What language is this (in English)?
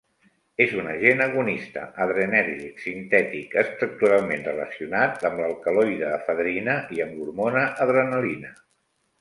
Catalan